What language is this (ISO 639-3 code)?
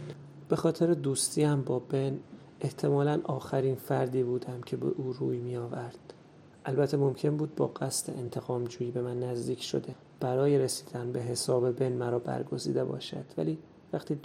fas